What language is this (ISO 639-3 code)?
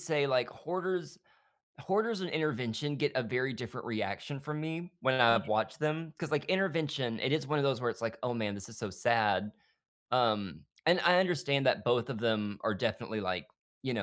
eng